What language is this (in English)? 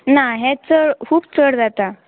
Konkani